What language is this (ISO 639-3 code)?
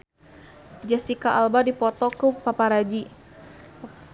sun